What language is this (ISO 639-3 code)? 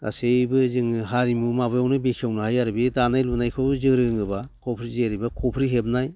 brx